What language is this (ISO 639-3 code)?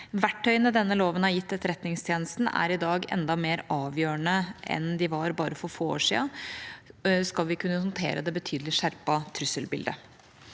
nor